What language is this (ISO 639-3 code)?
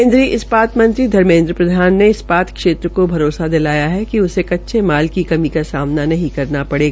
hin